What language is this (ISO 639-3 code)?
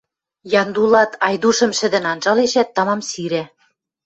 mrj